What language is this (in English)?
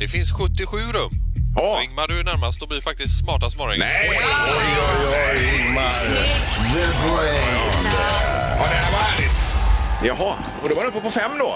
Swedish